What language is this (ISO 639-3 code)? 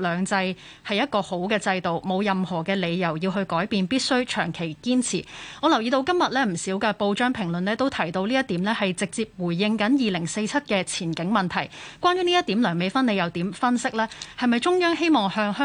zho